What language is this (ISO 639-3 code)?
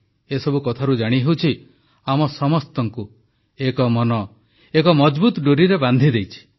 ori